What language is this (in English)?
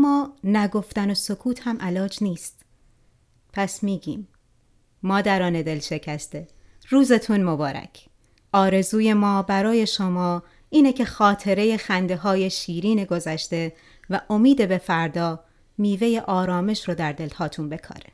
Persian